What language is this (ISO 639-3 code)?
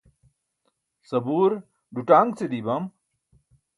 bsk